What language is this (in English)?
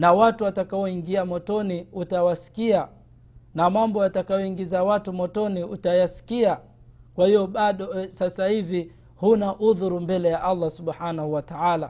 Swahili